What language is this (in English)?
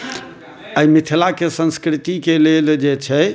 Maithili